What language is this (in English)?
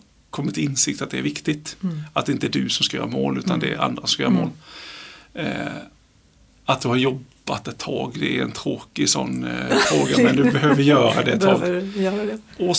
Swedish